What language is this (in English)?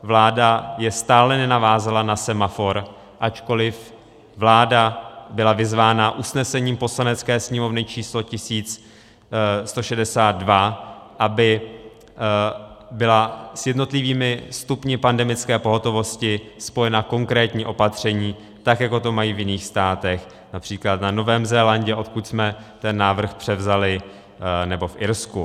Czech